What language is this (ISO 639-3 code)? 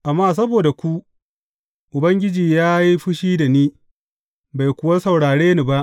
hau